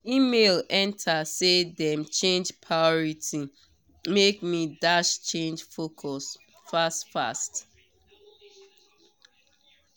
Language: Nigerian Pidgin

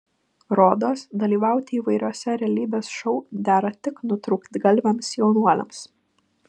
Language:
Lithuanian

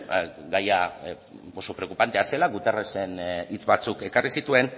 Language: Basque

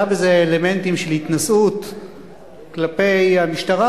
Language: Hebrew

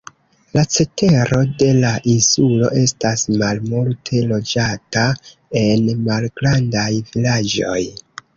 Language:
Esperanto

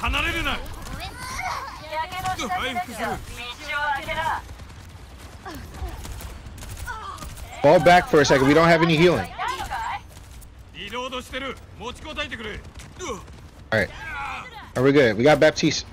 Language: Japanese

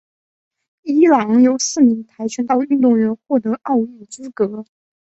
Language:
Chinese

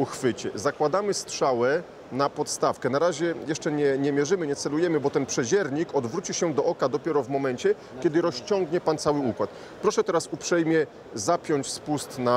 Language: Polish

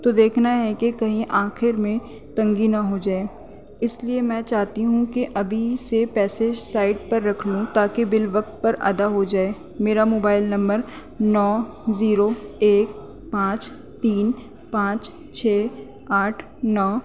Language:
Urdu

